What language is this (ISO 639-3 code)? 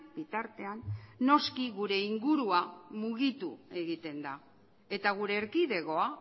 eus